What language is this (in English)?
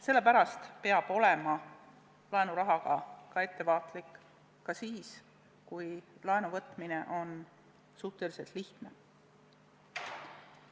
Estonian